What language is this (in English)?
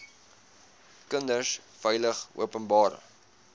Afrikaans